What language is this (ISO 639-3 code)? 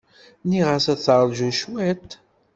kab